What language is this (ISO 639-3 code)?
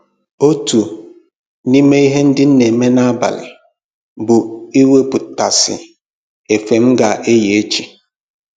ibo